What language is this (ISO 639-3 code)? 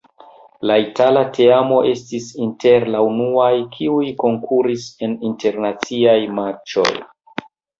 epo